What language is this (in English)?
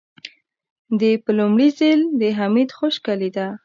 Pashto